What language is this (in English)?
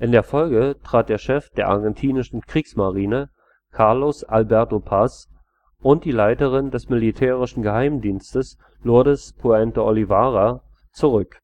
German